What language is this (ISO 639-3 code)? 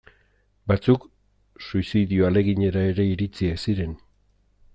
eus